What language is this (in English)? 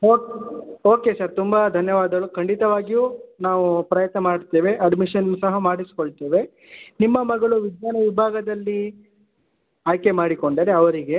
Kannada